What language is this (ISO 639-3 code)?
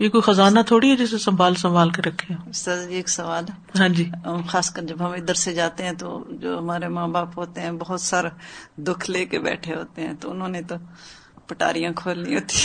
urd